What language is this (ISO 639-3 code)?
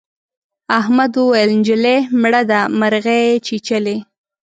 pus